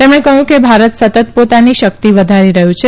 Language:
Gujarati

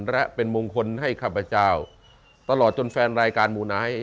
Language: Thai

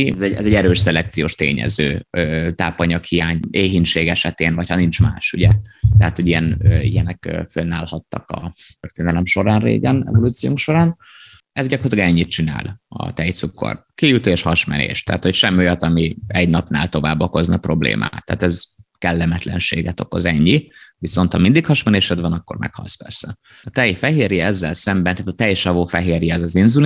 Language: Hungarian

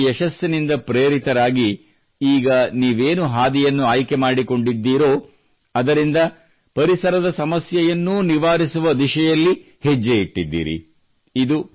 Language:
Kannada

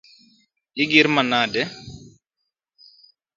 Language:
Luo (Kenya and Tanzania)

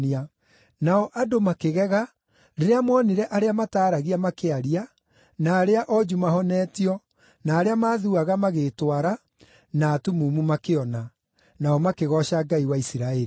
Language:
Kikuyu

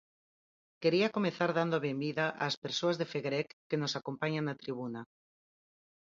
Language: Galician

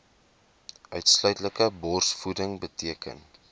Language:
Afrikaans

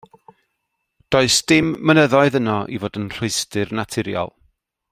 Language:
Welsh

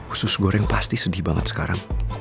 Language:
Indonesian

